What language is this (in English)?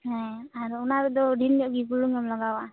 Santali